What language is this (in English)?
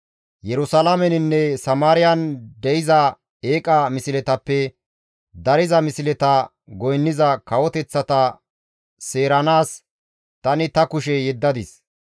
Gamo